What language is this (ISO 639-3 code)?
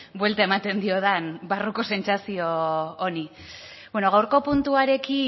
eus